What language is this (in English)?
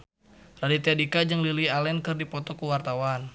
Sundanese